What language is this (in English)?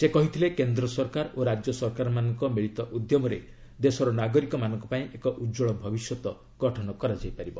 Odia